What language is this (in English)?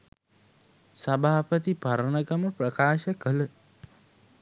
Sinhala